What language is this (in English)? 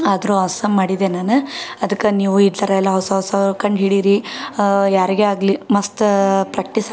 Kannada